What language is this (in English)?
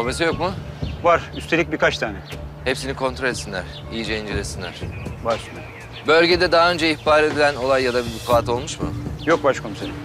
Turkish